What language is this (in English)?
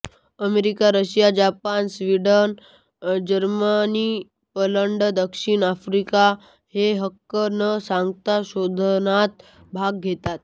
Marathi